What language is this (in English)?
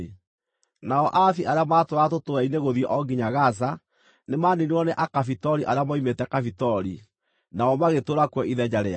Kikuyu